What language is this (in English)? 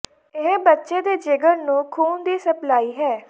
Punjabi